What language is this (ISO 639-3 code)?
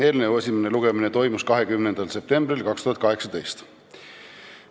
est